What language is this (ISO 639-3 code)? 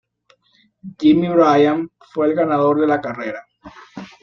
spa